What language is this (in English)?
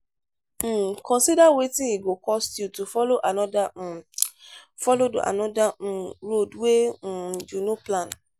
Nigerian Pidgin